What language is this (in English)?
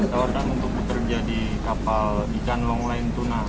Indonesian